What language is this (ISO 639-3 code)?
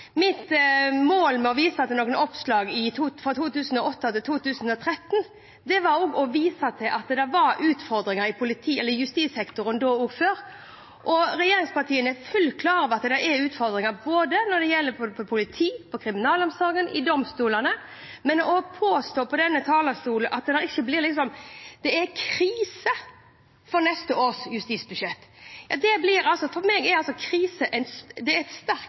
nob